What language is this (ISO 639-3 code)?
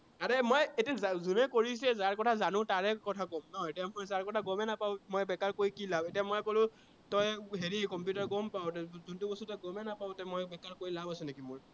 asm